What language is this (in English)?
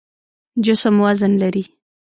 Pashto